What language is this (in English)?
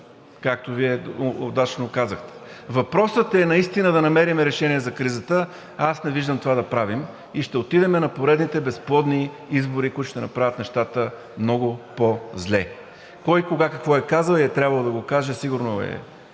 Bulgarian